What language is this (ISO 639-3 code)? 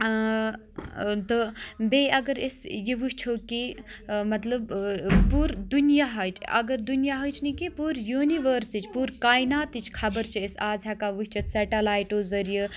kas